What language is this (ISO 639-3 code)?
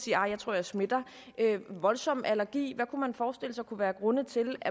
dan